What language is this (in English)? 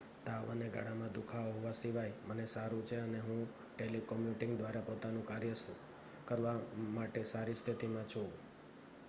Gujarati